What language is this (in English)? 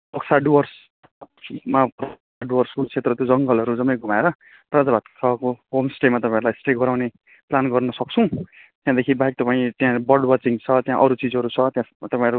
Nepali